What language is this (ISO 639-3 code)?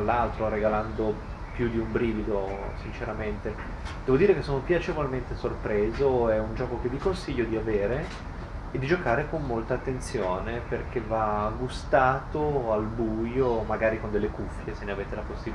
ita